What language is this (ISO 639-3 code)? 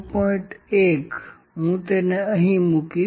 guj